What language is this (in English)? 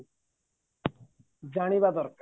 Odia